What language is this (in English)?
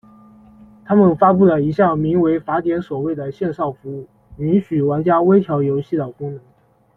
Chinese